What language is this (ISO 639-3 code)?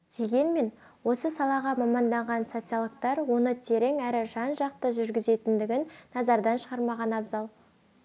kaz